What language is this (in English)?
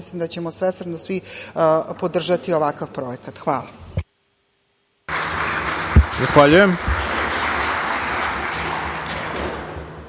Serbian